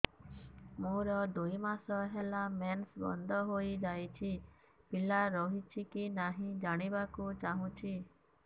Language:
Odia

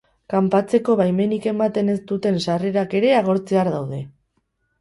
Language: Basque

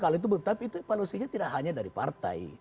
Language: Indonesian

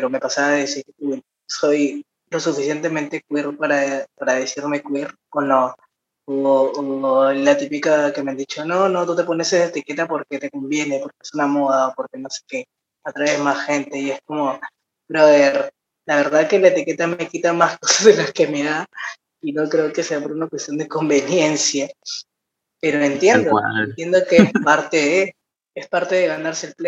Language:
Spanish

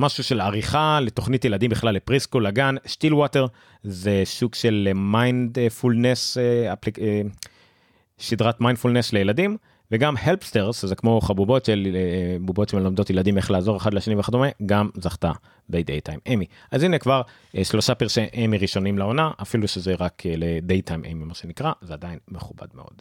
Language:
Hebrew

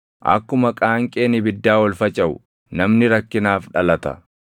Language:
Oromo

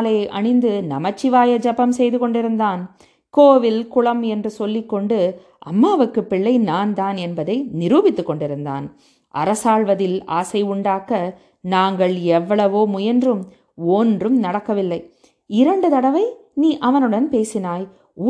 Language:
Tamil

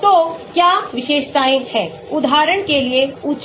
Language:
Hindi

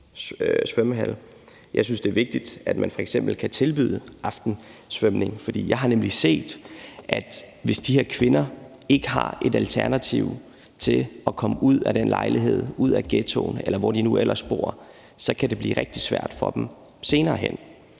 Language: Danish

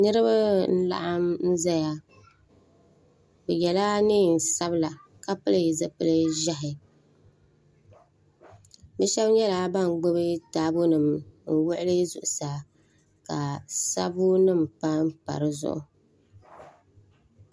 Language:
Dagbani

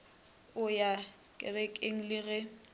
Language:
Northern Sotho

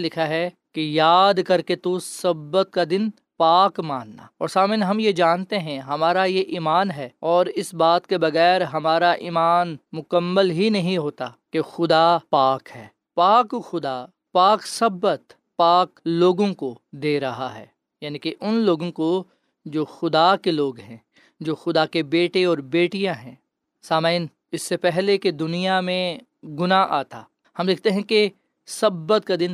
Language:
Urdu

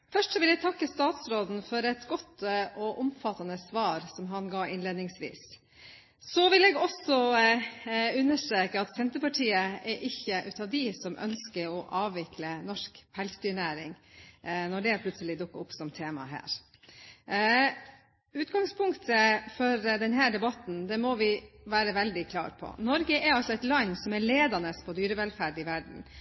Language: Norwegian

